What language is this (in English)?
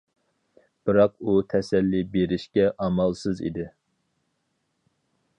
Uyghur